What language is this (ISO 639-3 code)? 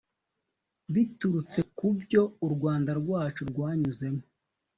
kin